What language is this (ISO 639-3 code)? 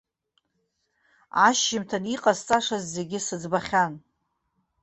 abk